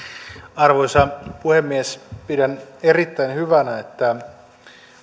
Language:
Finnish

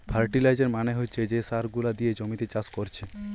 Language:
Bangla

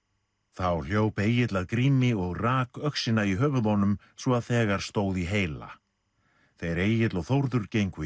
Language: Icelandic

